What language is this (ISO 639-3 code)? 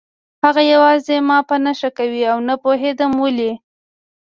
pus